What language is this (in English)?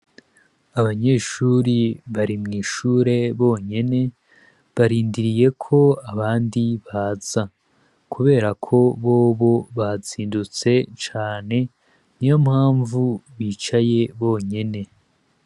Rundi